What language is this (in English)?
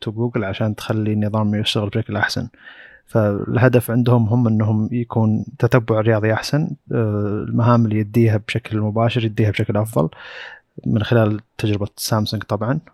Arabic